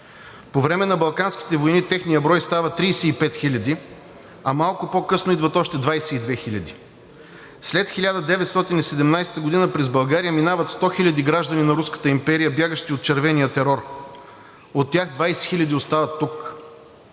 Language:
Bulgarian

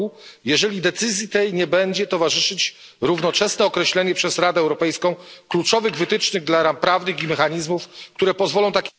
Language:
Polish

